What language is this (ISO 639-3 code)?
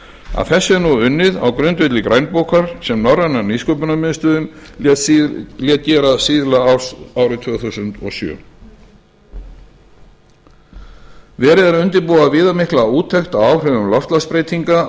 isl